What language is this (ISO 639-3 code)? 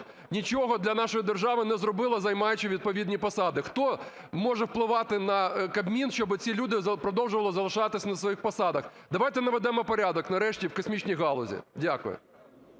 ukr